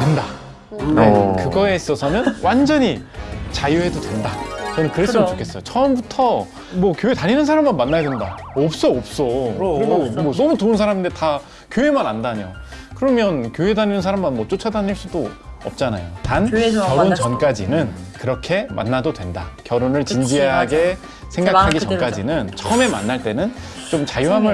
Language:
Korean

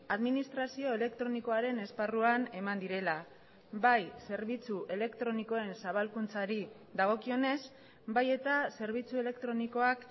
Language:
Basque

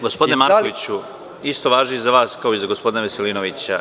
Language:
Serbian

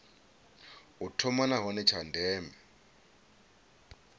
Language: Venda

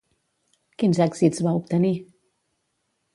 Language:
Catalan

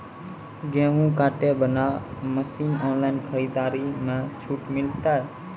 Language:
Maithili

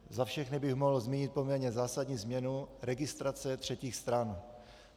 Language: Czech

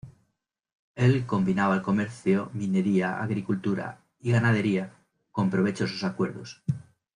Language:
Spanish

